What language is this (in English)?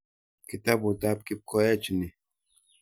Kalenjin